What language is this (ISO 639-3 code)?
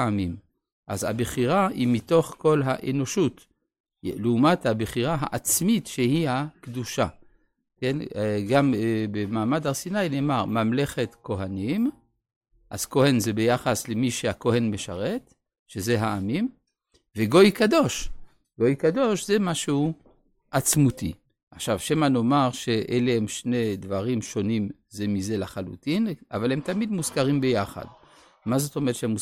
heb